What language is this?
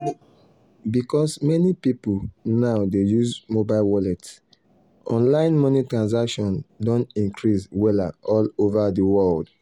Nigerian Pidgin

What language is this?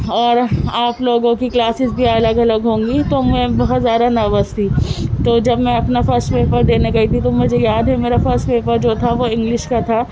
Urdu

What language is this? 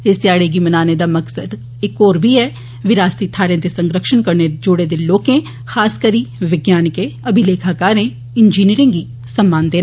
Dogri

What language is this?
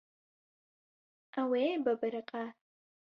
Kurdish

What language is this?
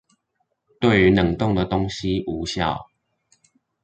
Chinese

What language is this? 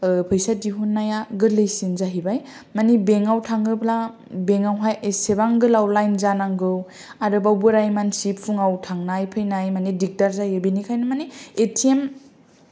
Bodo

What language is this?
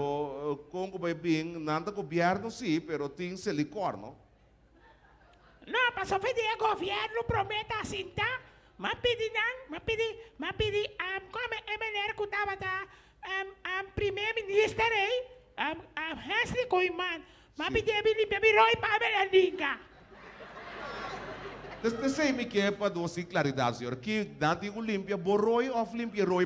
Portuguese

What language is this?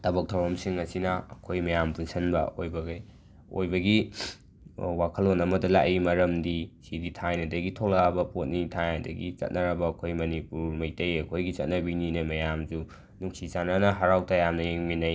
Manipuri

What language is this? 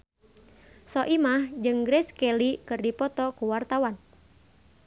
Sundanese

